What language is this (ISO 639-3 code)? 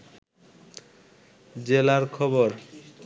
ben